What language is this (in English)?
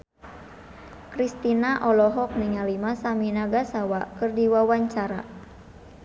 Sundanese